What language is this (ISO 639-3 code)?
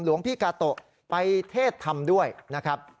tha